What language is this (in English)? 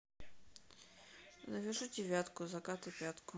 Russian